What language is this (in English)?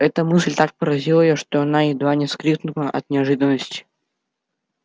Russian